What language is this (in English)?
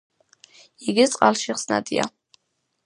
Georgian